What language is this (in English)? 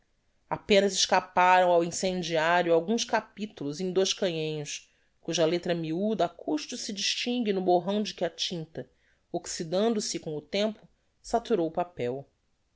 Portuguese